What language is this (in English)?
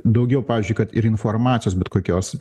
Lithuanian